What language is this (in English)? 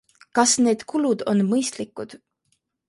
Estonian